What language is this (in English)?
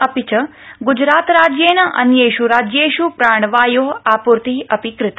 Sanskrit